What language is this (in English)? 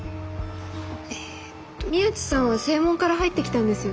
Japanese